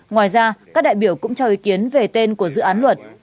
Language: Vietnamese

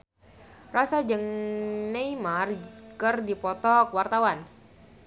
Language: Sundanese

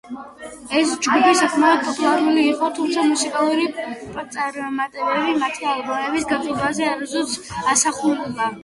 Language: Georgian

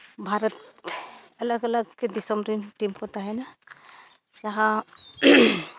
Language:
Santali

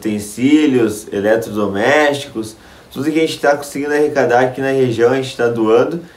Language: Portuguese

